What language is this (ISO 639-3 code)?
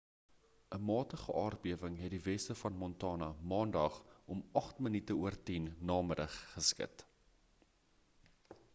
afr